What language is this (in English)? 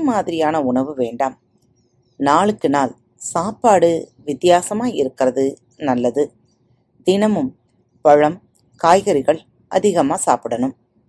Tamil